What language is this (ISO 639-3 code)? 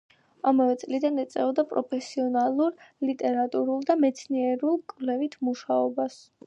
kat